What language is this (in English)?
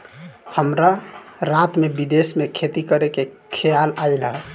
Bhojpuri